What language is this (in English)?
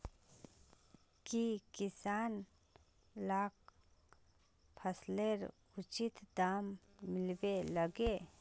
Magahi